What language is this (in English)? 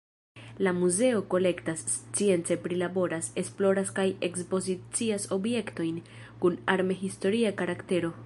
Esperanto